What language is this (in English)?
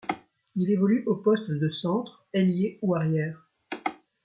French